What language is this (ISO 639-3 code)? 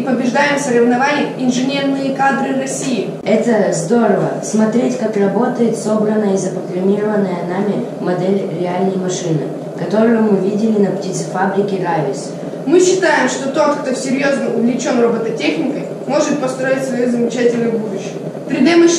rus